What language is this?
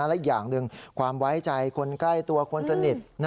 Thai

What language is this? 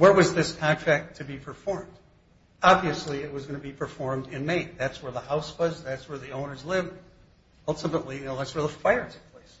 English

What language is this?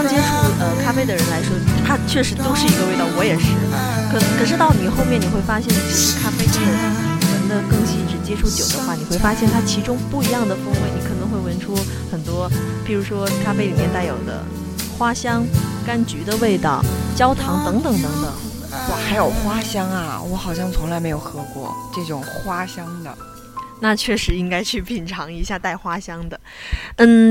Chinese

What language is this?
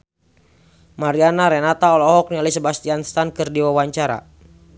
Sundanese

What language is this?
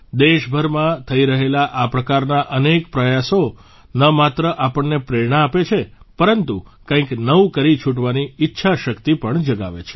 Gujarati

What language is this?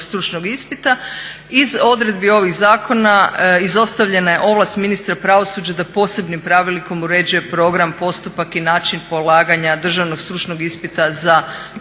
Croatian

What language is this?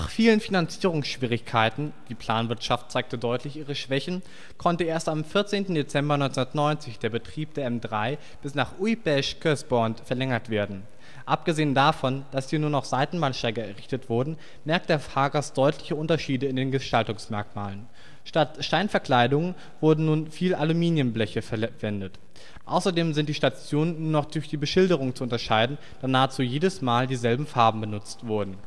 German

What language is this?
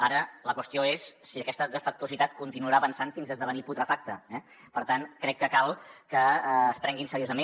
Catalan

